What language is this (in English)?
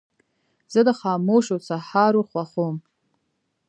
Pashto